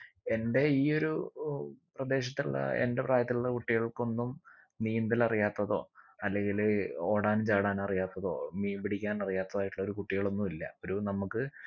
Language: Malayalam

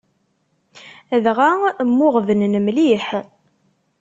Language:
Kabyle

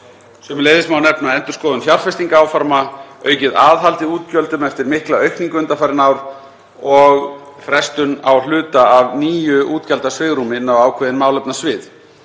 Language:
Icelandic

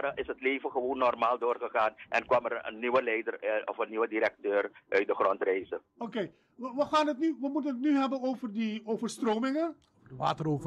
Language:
Dutch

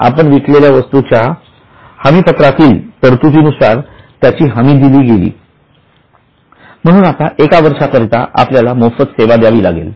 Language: Marathi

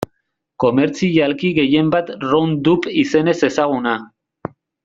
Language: Basque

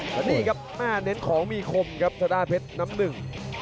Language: Thai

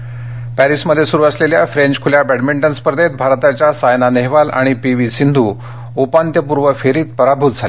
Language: Marathi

